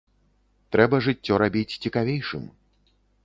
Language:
Belarusian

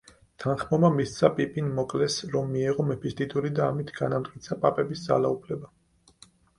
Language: Georgian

